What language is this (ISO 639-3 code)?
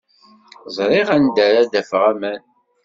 kab